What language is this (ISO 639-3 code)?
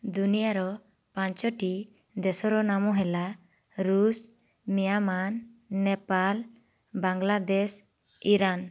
ori